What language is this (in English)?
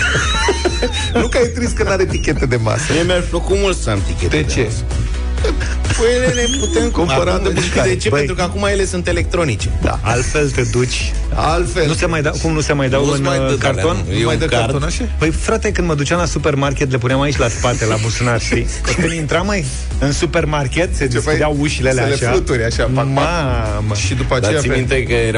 Romanian